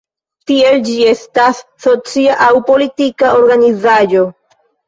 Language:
Esperanto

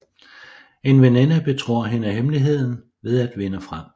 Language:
Danish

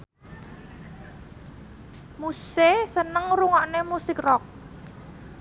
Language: Javanese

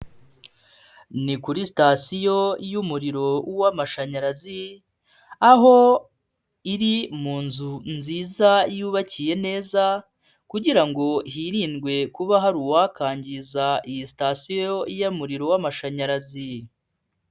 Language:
Kinyarwanda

